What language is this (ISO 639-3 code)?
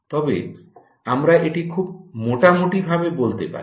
ben